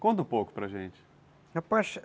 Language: Portuguese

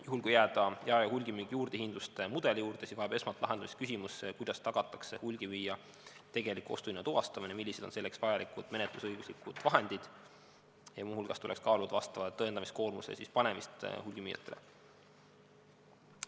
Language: Estonian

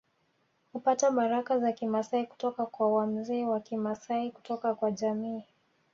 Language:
Swahili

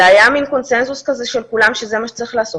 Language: Hebrew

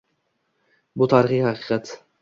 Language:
Uzbek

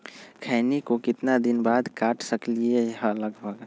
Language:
Magahi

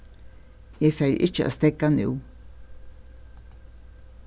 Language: Faroese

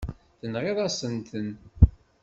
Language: Kabyle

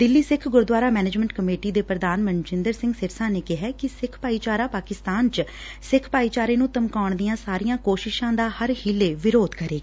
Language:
Punjabi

